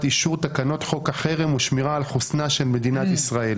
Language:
Hebrew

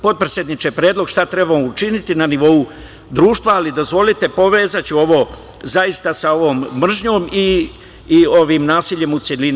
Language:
Serbian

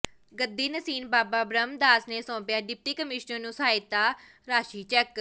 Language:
Punjabi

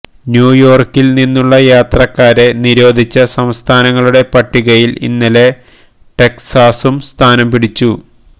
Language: Malayalam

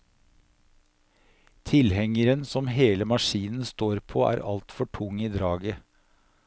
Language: Norwegian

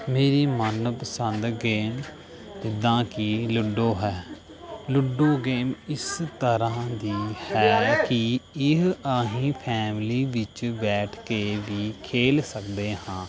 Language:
Punjabi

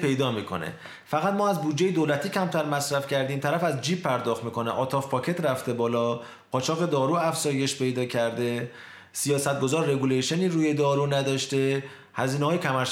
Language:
Persian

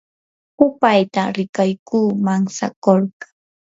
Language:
Yanahuanca Pasco Quechua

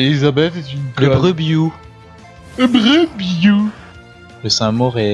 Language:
French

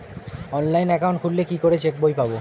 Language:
Bangla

